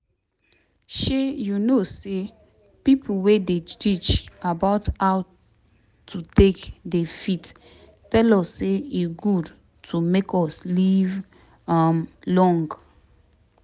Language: Nigerian Pidgin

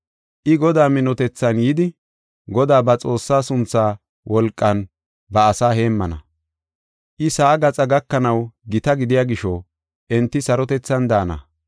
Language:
Gofa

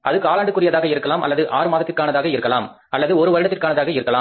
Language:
Tamil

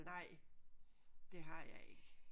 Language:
Danish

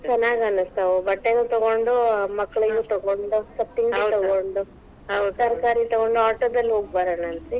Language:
Kannada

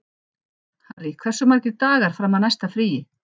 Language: Icelandic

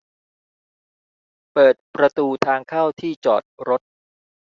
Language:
Thai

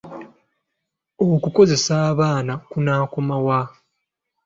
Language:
Ganda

